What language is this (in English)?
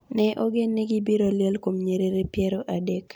Luo (Kenya and Tanzania)